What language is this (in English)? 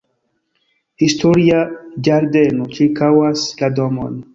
Esperanto